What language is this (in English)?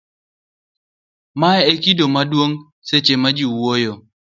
Luo (Kenya and Tanzania)